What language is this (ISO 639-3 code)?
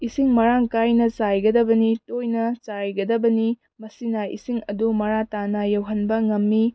mni